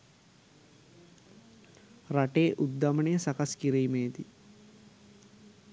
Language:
Sinhala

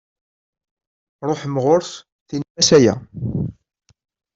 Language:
Kabyle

